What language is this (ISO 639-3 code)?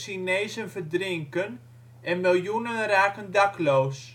nld